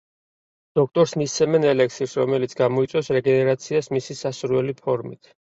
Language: Georgian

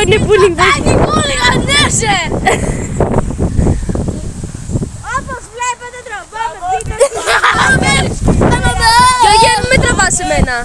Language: Greek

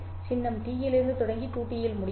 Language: Tamil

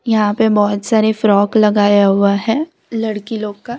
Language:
Hindi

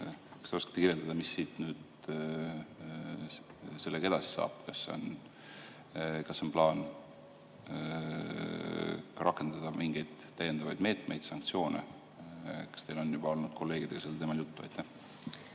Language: Estonian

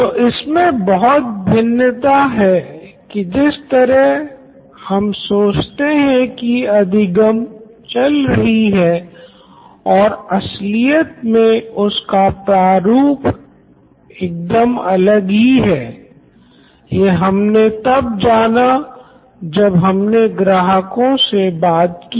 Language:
Hindi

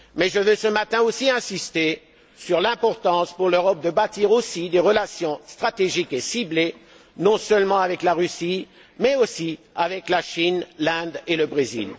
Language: French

